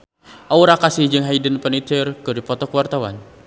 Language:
Sundanese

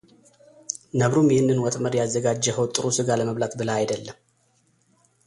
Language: Amharic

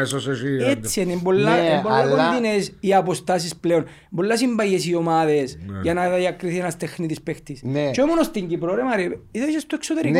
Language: Greek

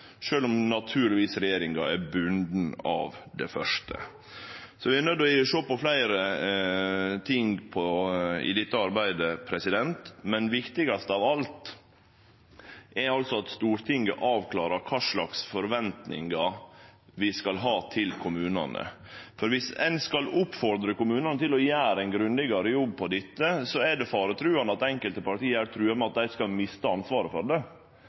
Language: Norwegian Nynorsk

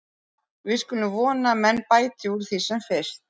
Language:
Icelandic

